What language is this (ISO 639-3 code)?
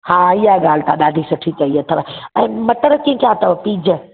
snd